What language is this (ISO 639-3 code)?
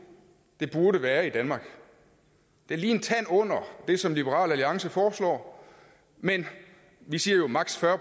dan